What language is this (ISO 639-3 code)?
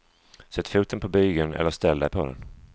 swe